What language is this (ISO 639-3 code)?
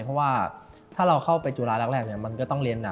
tha